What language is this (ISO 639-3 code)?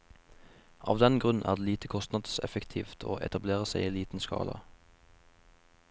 nor